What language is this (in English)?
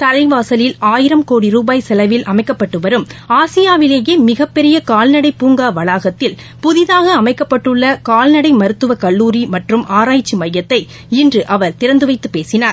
Tamil